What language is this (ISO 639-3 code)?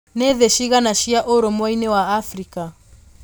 kik